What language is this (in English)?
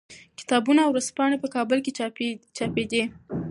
Pashto